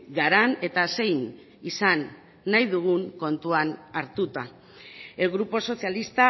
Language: Basque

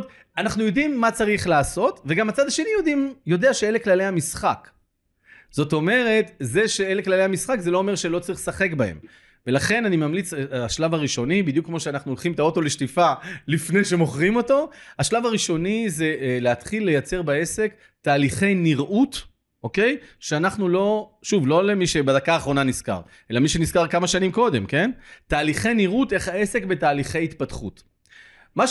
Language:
Hebrew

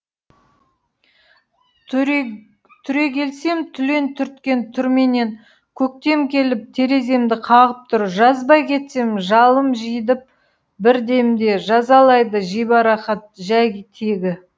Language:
Kazakh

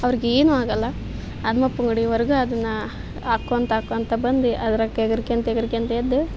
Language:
Kannada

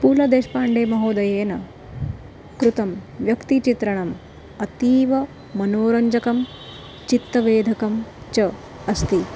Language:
Sanskrit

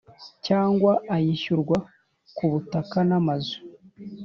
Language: Kinyarwanda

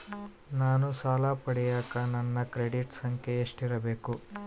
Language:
Kannada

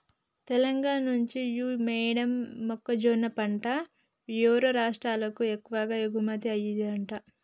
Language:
Telugu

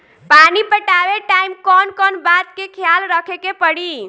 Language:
Bhojpuri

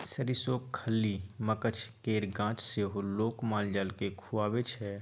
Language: Maithili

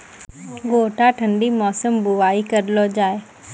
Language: Maithili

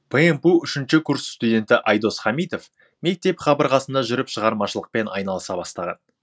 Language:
Kazakh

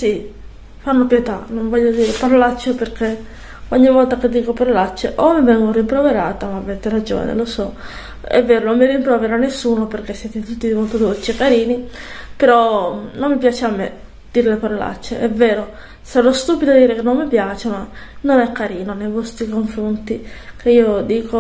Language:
Italian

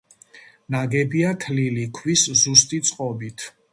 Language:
Georgian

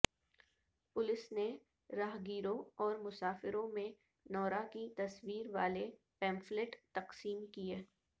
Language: Urdu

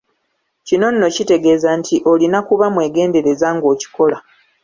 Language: Ganda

